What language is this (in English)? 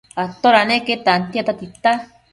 Matsés